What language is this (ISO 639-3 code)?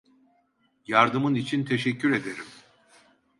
tur